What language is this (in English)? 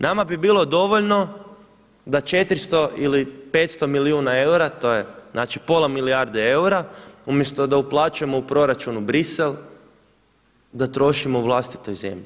Croatian